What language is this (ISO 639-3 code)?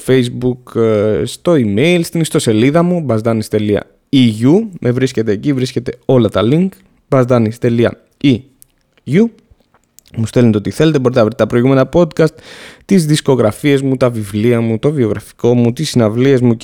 ell